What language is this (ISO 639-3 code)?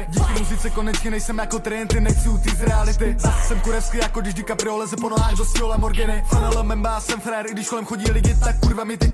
ces